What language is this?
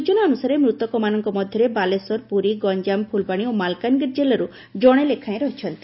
Odia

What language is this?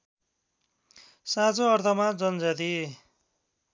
Nepali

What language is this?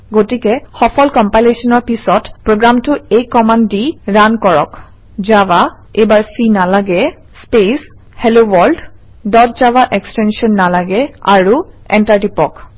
Assamese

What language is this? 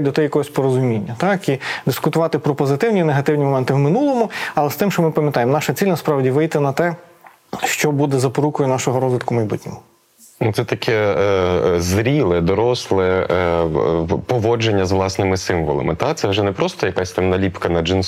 Ukrainian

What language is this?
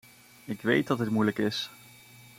Dutch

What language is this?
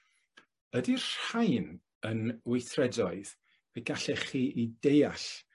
Welsh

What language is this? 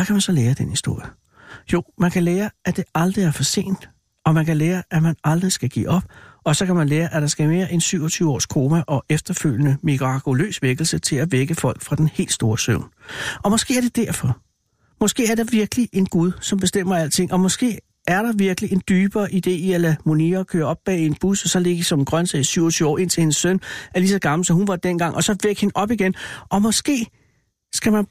Danish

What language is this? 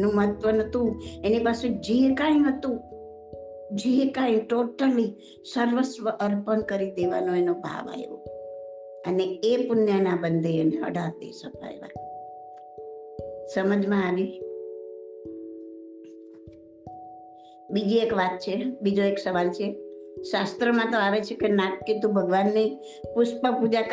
Gujarati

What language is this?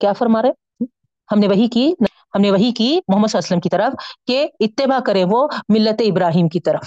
Urdu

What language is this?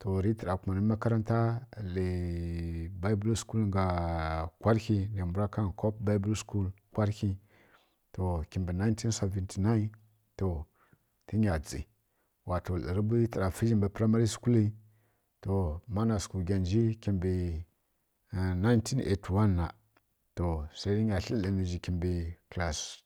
Kirya-Konzəl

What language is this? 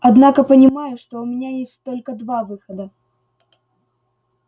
Russian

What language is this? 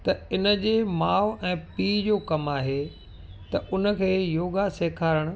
Sindhi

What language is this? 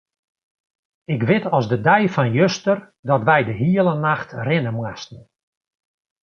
Western Frisian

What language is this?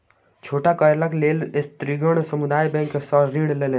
Maithili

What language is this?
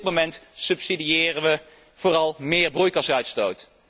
Dutch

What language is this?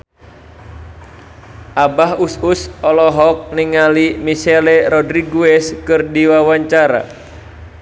Sundanese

